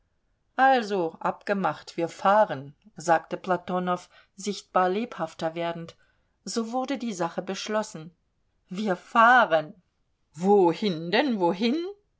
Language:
German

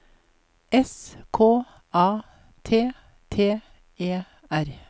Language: Norwegian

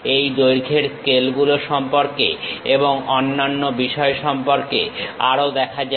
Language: Bangla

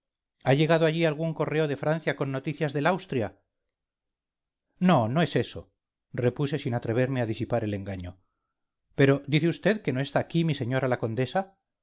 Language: Spanish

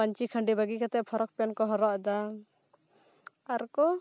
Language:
Santali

